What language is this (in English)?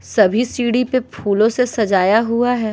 Hindi